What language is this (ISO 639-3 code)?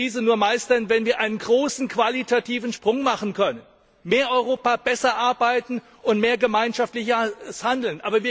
deu